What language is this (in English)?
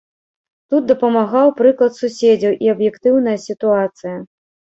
Belarusian